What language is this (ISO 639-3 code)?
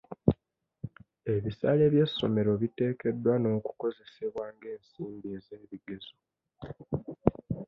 lug